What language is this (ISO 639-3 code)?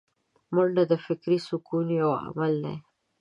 pus